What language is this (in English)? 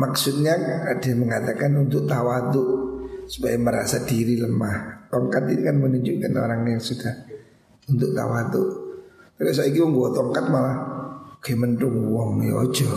Indonesian